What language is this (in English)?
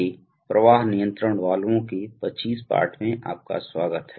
Hindi